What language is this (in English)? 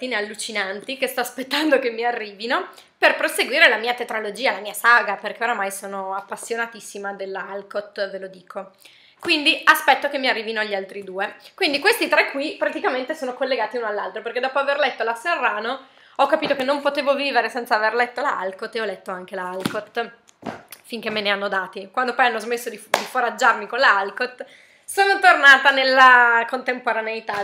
Italian